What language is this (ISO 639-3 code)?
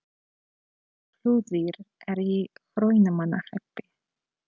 isl